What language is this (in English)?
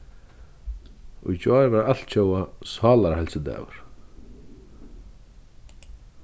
Faroese